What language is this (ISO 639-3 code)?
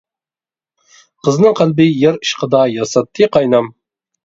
uig